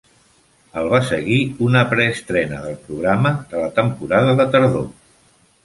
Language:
Catalan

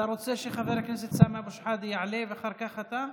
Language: Hebrew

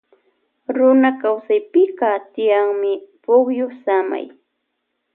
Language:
Loja Highland Quichua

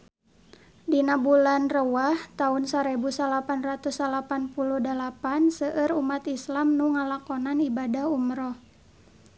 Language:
Sundanese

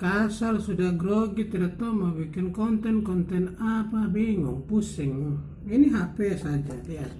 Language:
Indonesian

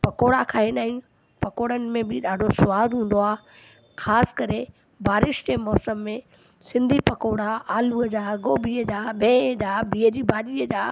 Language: Sindhi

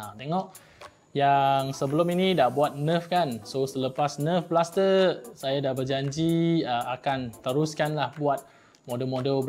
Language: Malay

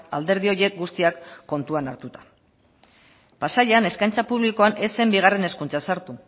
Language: Basque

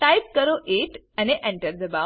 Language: Gujarati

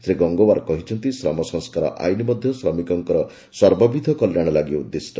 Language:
Odia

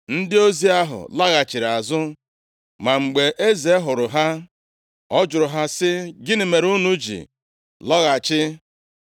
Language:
Igbo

